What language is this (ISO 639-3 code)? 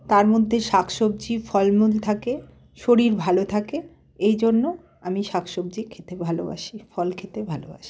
ben